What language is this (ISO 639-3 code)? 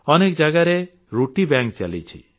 ori